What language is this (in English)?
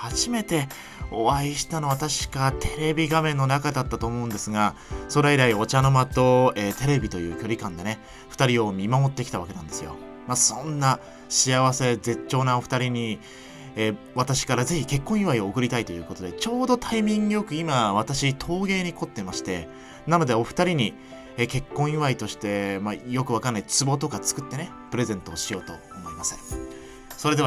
Japanese